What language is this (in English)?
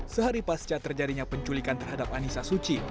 Indonesian